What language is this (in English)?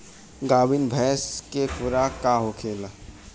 Bhojpuri